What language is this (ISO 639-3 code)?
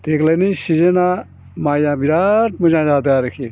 brx